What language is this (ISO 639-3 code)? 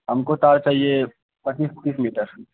urd